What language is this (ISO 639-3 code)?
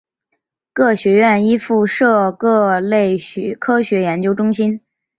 zho